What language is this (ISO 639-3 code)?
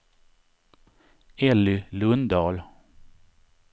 swe